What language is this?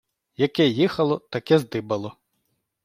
Ukrainian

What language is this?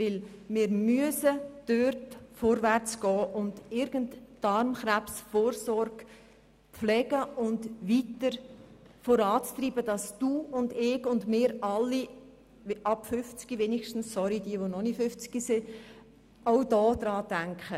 Swiss German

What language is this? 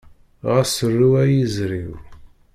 Kabyle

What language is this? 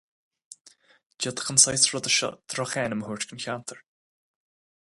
Irish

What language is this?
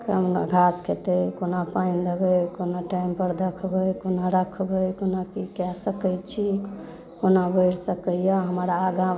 Maithili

